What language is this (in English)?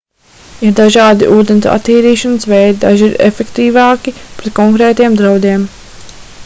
Latvian